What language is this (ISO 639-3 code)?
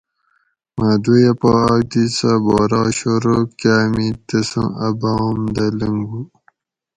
gwc